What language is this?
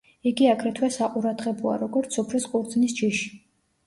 Georgian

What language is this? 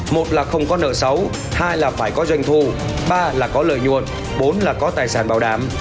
Vietnamese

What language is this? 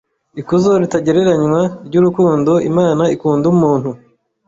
Kinyarwanda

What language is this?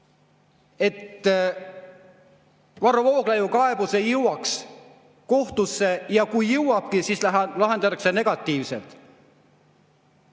Estonian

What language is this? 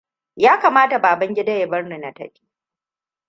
Hausa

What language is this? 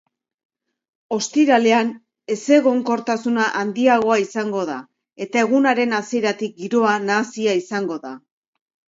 Basque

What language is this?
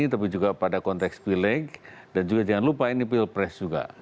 Indonesian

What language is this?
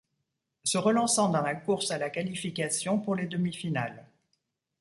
French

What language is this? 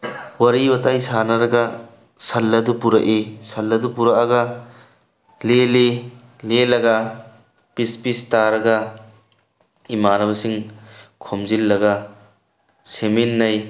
Manipuri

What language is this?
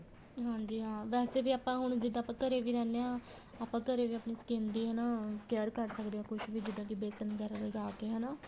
Punjabi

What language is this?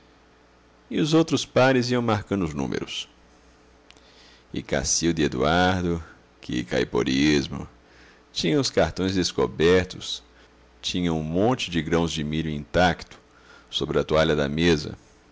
Portuguese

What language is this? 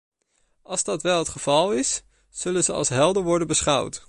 Dutch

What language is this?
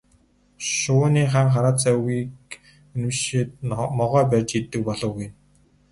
Mongolian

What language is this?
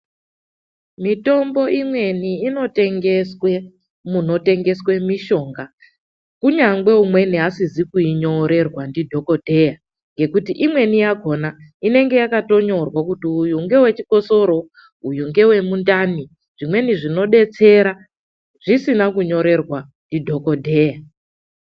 Ndau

